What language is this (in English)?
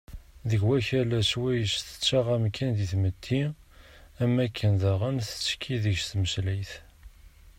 Kabyle